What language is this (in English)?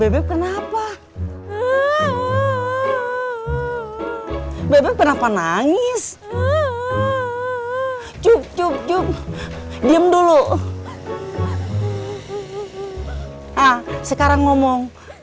Indonesian